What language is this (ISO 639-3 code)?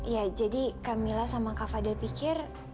ind